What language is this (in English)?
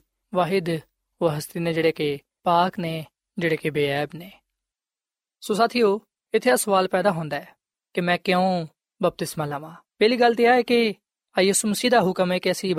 Punjabi